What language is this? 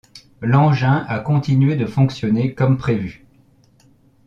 French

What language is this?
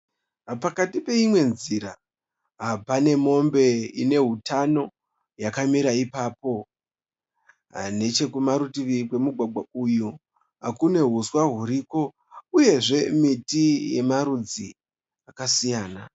Shona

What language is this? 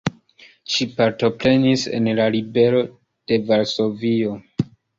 Esperanto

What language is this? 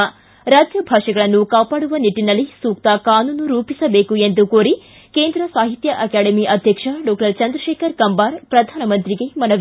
Kannada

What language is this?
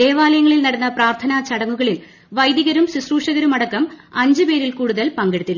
Malayalam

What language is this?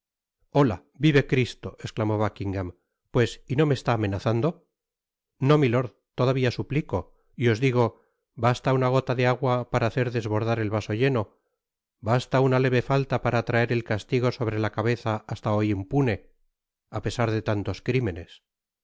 Spanish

